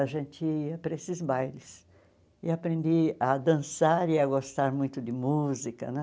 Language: Portuguese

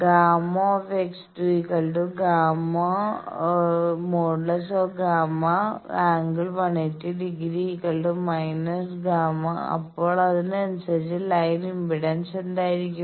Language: Malayalam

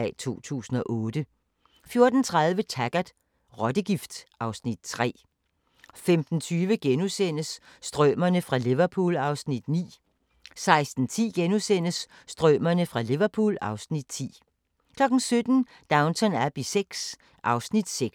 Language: Danish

